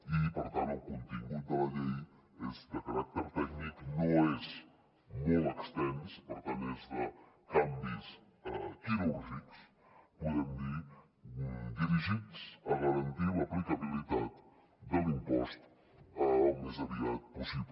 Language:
Catalan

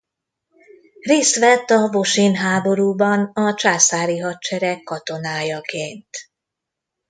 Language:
Hungarian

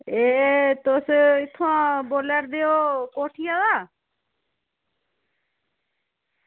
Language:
Dogri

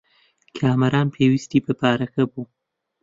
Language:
Central Kurdish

